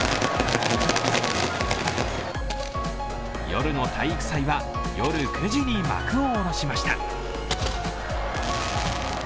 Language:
Japanese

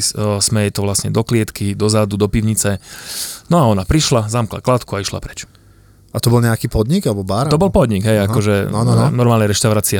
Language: Slovak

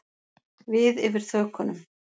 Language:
Icelandic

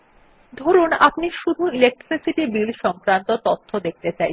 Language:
Bangla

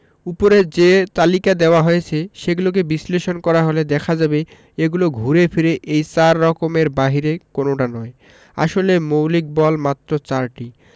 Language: Bangla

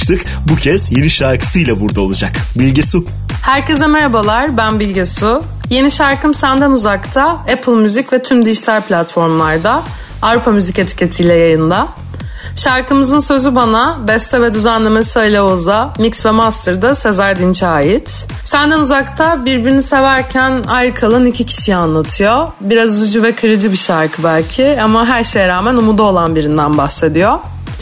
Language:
Turkish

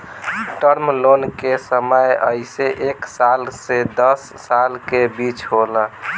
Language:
Bhojpuri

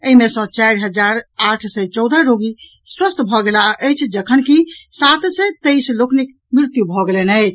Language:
Maithili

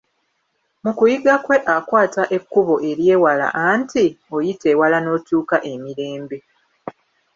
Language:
Ganda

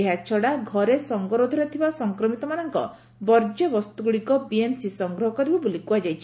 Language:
Odia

